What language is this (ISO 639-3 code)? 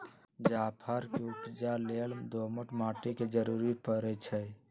mag